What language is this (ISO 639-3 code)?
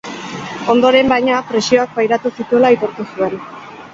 eus